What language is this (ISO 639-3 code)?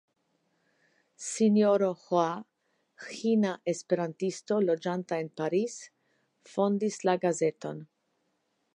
epo